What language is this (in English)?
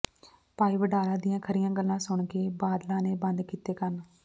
Punjabi